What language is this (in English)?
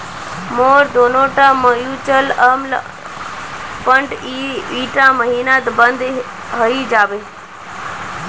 Magahi